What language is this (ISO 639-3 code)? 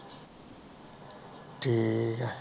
pan